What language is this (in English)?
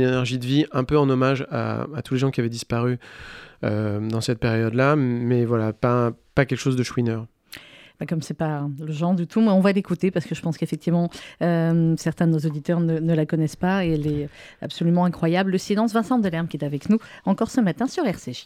French